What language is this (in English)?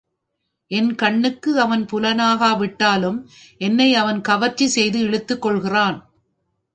Tamil